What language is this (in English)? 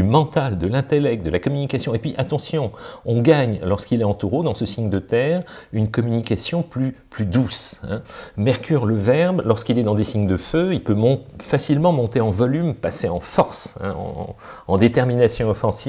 French